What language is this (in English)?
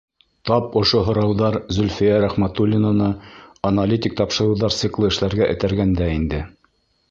Bashkir